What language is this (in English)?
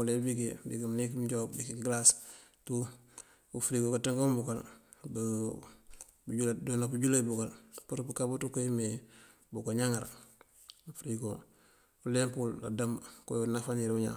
Mandjak